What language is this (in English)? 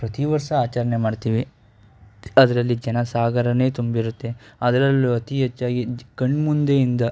Kannada